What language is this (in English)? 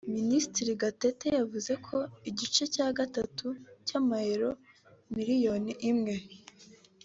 Kinyarwanda